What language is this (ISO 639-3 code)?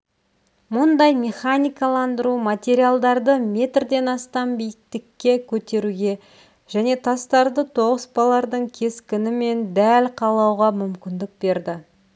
kaz